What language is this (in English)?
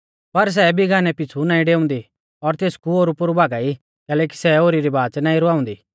Mahasu Pahari